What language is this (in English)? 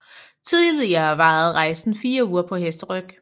Danish